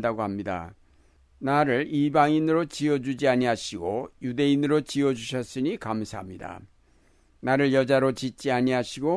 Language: Korean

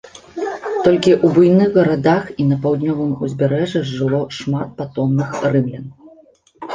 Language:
Belarusian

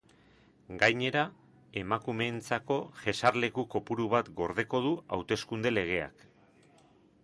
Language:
Basque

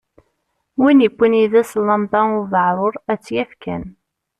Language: Kabyle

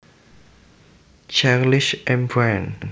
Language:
Javanese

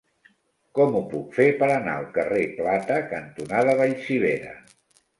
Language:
Catalan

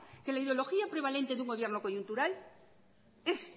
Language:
Spanish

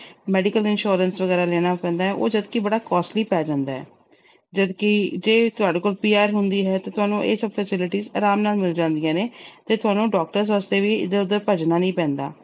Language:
Punjabi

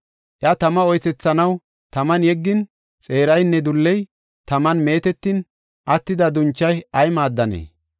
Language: Gofa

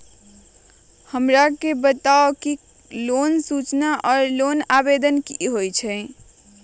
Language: Magahi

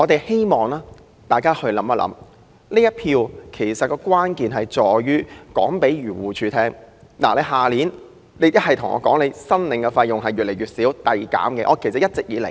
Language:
Cantonese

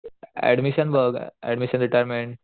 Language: Marathi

